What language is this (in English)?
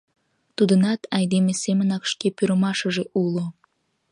Mari